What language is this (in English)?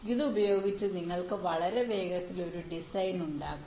Malayalam